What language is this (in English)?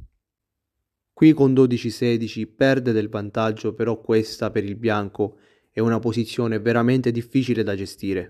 Italian